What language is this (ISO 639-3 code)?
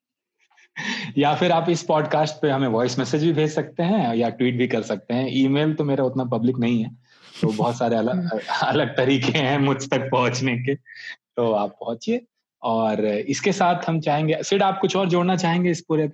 hin